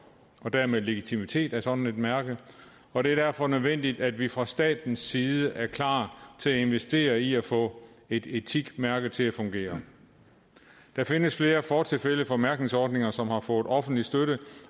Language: Danish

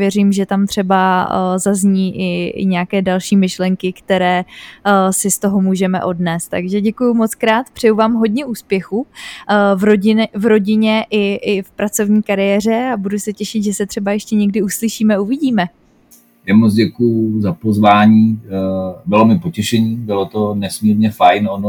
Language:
Czech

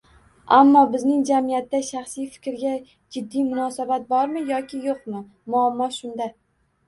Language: Uzbek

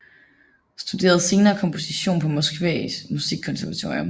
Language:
Danish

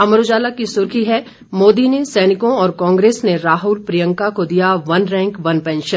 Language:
Hindi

